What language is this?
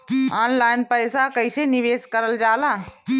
Bhojpuri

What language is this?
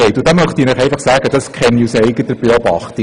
Swiss German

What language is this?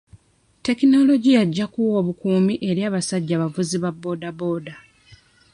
Ganda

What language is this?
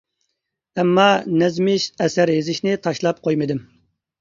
Uyghur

